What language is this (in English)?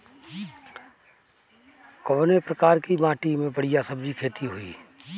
Bhojpuri